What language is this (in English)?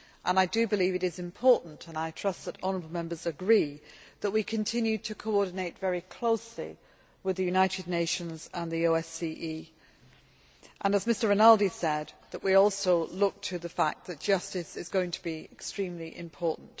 English